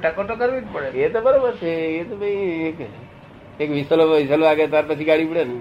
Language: Gujarati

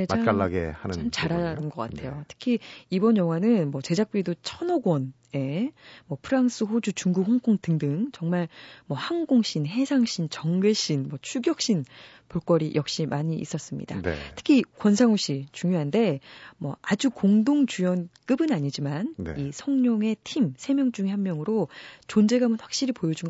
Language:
Korean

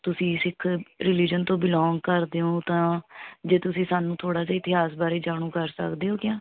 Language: Punjabi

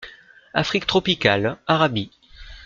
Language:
French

